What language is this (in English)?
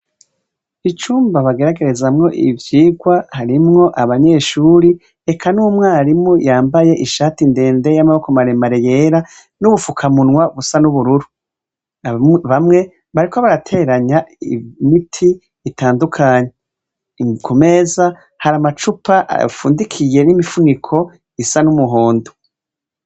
Rundi